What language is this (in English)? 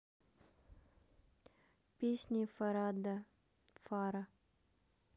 Russian